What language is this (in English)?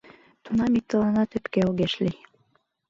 Mari